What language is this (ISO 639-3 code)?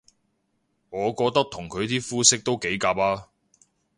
yue